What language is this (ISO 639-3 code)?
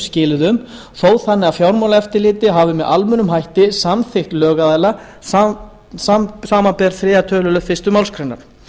isl